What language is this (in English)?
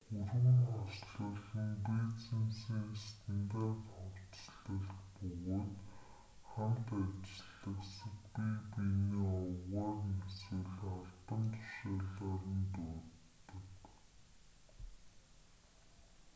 Mongolian